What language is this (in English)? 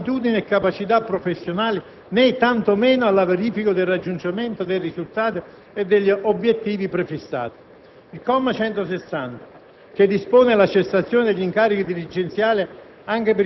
Italian